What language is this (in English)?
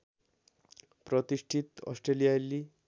Nepali